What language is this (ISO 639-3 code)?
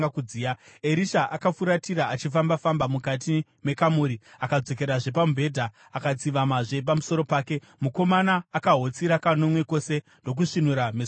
sna